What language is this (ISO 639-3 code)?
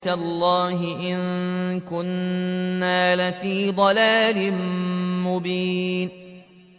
ara